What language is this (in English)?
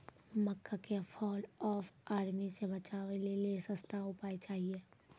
Maithili